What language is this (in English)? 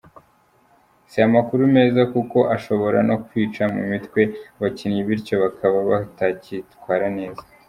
Kinyarwanda